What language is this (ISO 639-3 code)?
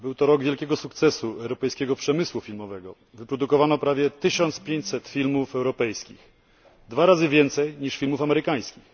pol